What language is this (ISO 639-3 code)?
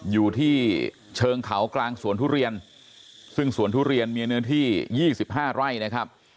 tha